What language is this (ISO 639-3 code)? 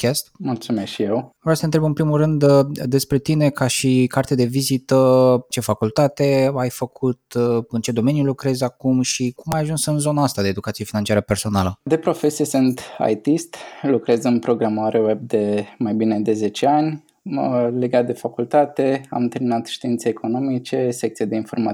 ron